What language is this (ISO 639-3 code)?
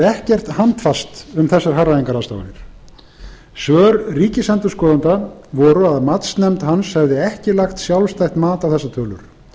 isl